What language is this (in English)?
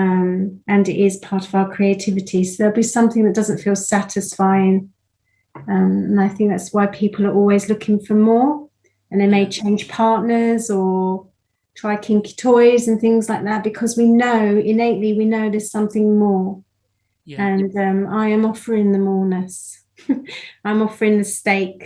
English